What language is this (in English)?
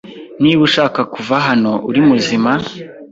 Kinyarwanda